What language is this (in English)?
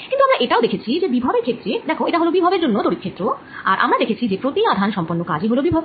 Bangla